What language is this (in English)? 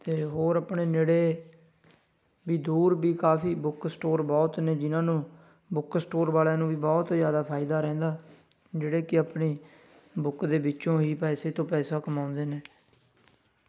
Punjabi